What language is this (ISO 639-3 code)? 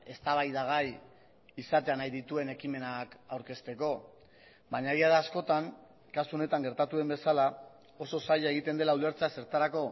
eus